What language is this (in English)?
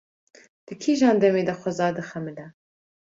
Kurdish